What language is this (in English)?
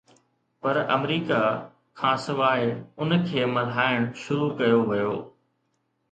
Sindhi